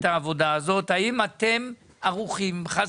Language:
Hebrew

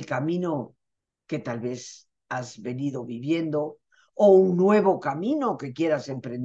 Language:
Spanish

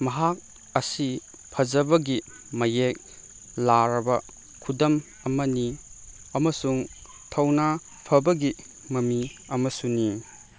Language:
Manipuri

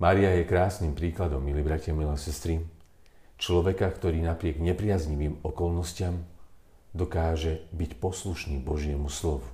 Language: Slovak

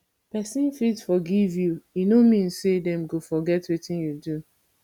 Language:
Nigerian Pidgin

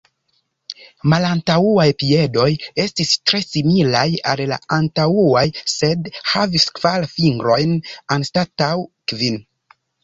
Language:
Esperanto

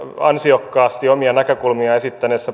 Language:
Finnish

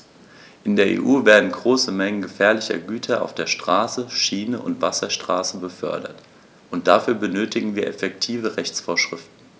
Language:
German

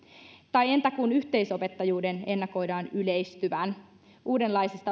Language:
Finnish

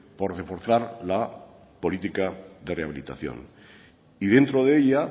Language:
Spanish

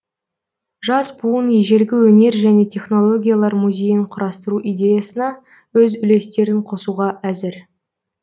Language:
Kazakh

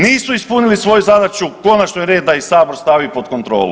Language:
Croatian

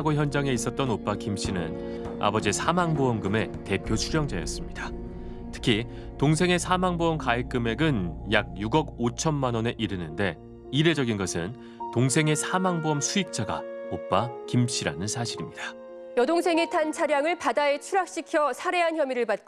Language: Korean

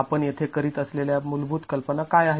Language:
Marathi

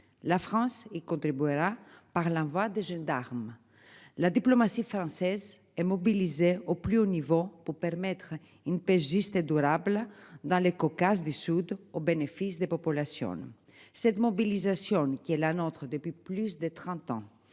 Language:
French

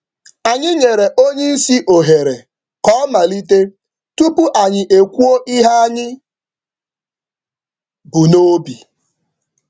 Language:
Igbo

